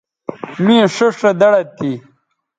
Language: Bateri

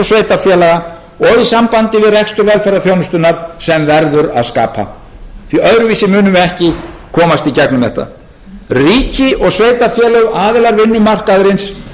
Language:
Icelandic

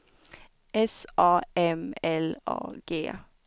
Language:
Swedish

